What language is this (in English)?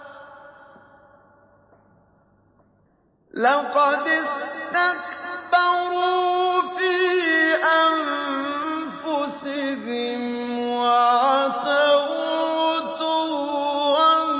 Arabic